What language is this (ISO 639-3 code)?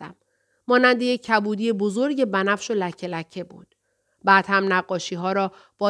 fas